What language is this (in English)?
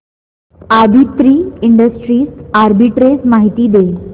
Marathi